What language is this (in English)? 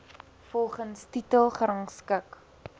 Afrikaans